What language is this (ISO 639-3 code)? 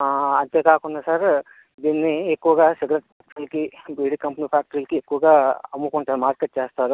tel